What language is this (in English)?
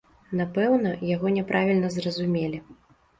Belarusian